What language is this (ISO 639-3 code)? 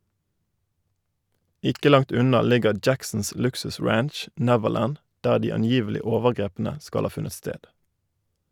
nor